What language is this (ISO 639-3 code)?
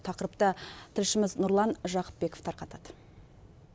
kaz